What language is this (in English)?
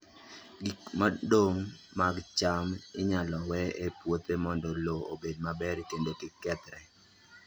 Luo (Kenya and Tanzania)